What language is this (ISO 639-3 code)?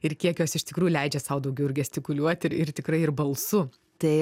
lit